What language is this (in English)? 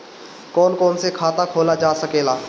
Bhojpuri